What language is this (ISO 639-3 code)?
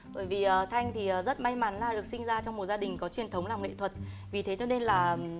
vie